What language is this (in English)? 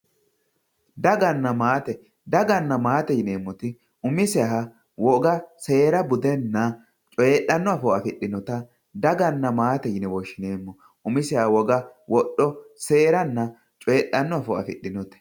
Sidamo